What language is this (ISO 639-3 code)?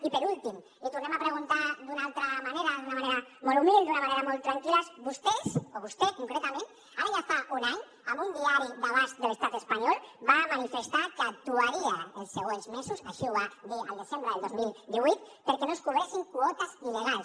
cat